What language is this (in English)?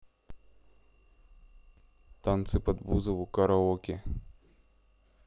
Russian